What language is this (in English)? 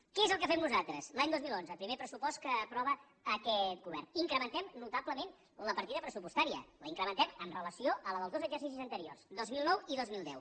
Catalan